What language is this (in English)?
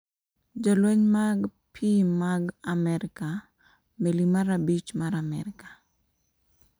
Luo (Kenya and Tanzania)